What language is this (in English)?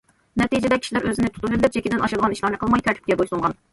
Uyghur